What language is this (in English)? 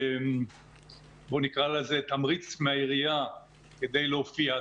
Hebrew